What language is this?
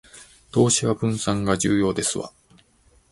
Japanese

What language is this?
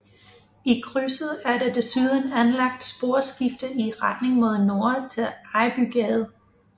Danish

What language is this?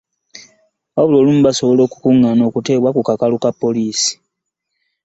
Ganda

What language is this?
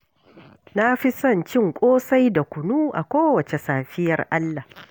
Hausa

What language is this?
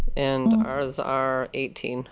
English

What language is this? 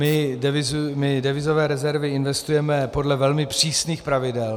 Czech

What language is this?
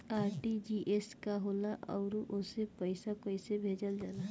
Bhojpuri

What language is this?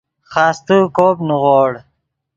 Yidgha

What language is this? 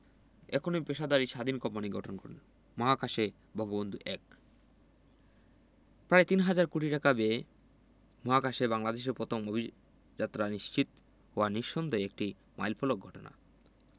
Bangla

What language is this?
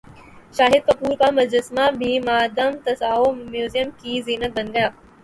Urdu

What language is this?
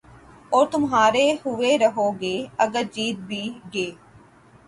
Urdu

